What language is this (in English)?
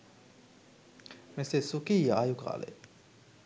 Sinhala